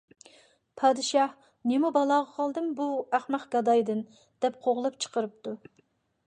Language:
Uyghur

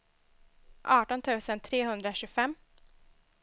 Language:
Swedish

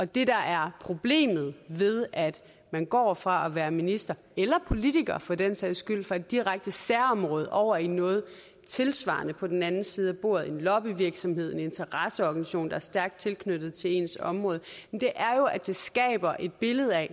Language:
Danish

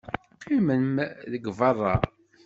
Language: Kabyle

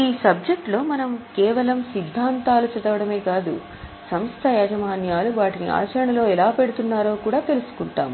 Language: Telugu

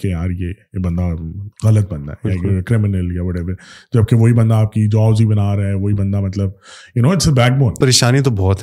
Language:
Urdu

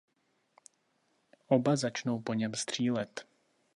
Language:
Czech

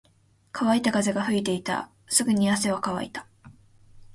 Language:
Japanese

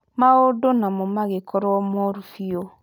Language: Kikuyu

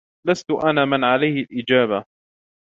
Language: Arabic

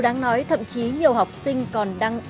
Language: Vietnamese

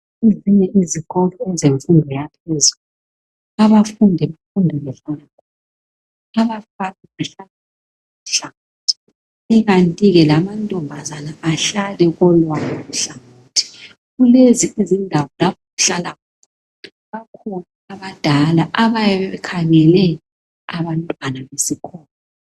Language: North Ndebele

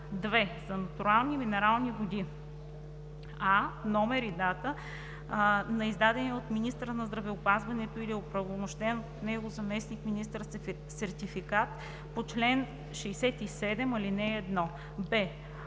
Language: Bulgarian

